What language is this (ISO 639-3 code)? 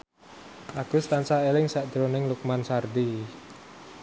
jav